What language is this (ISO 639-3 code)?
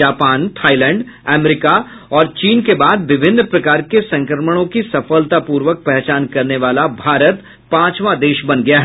hin